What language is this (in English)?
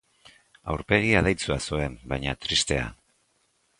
Basque